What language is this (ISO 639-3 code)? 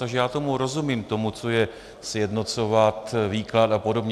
ces